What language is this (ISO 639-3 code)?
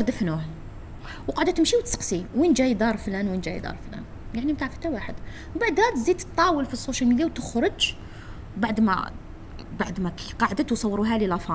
ara